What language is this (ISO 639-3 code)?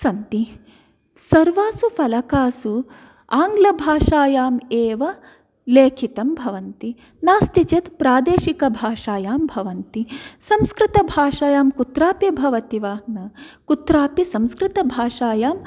san